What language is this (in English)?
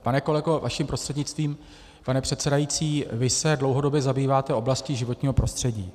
Czech